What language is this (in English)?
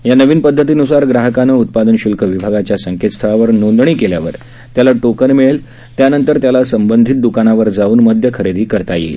Marathi